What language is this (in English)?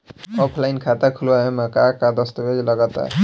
Bhojpuri